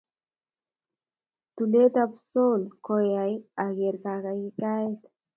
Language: Kalenjin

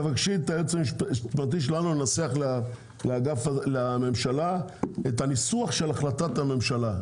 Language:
Hebrew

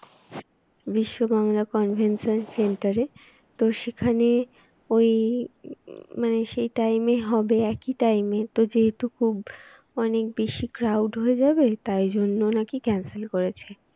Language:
Bangla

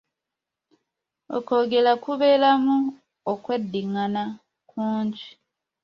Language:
Ganda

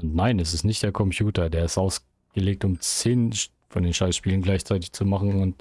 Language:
German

